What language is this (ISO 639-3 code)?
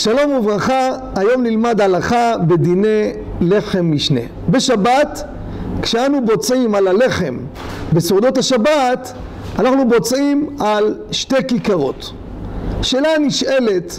heb